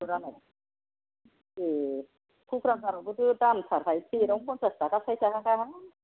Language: Bodo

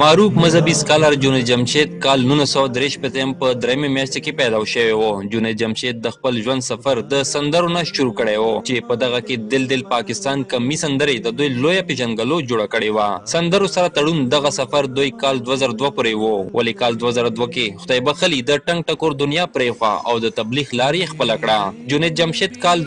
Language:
Romanian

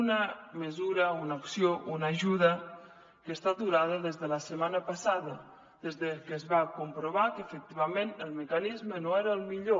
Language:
Catalan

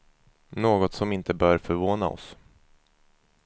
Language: Swedish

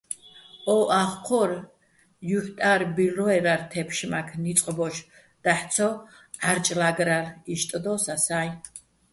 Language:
Bats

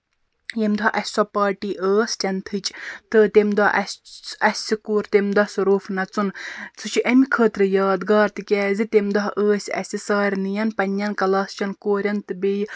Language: Kashmiri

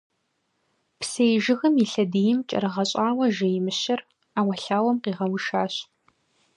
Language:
Kabardian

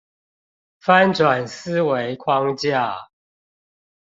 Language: Chinese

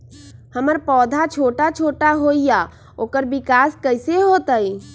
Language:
Magahi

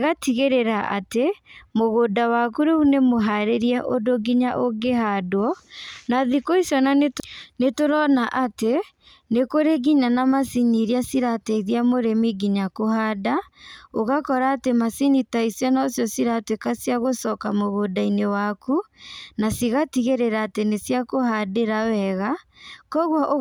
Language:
Kikuyu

